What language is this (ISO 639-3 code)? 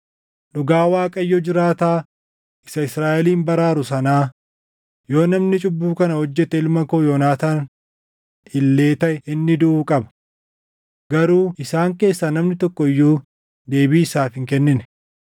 orm